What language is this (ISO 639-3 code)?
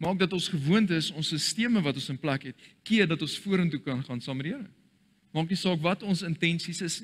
nld